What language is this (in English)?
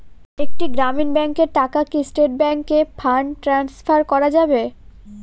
Bangla